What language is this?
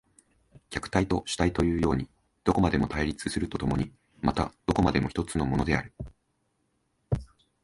Japanese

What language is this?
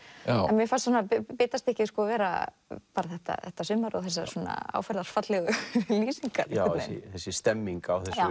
Icelandic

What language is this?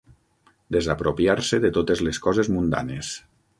Catalan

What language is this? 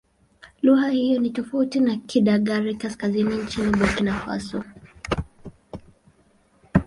Swahili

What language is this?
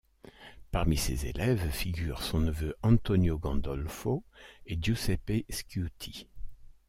French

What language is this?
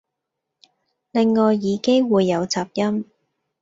Cantonese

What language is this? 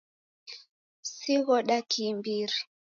Taita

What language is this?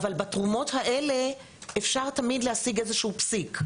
Hebrew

